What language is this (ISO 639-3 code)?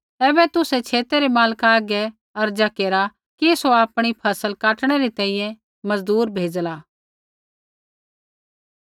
kfx